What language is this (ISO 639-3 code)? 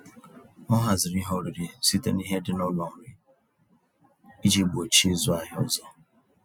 ibo